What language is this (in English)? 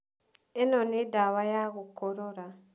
Kikuyu